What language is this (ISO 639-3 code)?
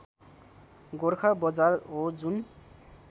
nep